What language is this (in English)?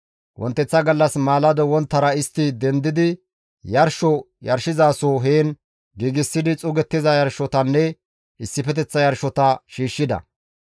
Gamo